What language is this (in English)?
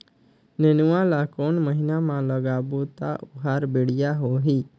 Chhattisgarhi